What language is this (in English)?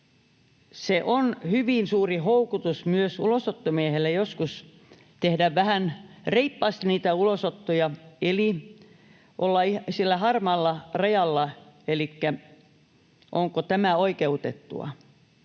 Finnish